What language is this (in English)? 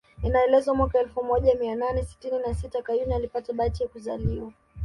Swahili